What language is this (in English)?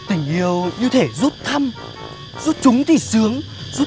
Vietnamese